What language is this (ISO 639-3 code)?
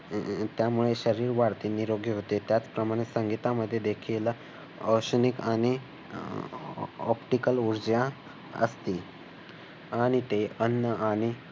mar